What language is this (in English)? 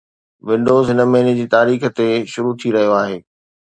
Sindhi